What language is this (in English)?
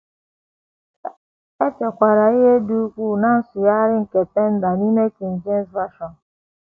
Igbo